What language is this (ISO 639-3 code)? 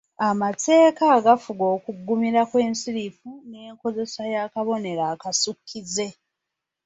lug